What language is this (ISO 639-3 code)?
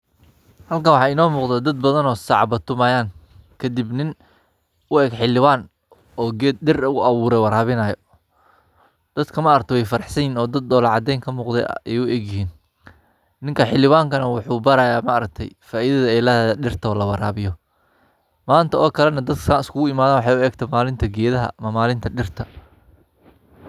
som